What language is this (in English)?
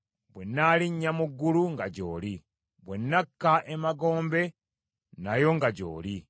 Ganda